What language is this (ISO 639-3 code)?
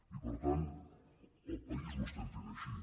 cat